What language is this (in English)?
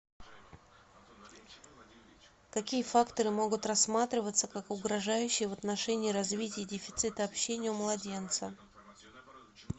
Russian